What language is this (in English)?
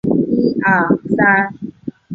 Chinese